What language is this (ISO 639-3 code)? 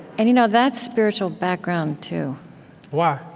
eng